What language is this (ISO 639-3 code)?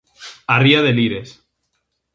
glg